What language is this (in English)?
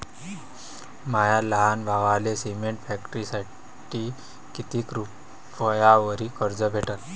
Marathi